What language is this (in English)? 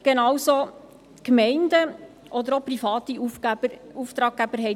Swiss German